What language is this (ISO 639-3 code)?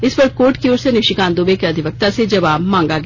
hin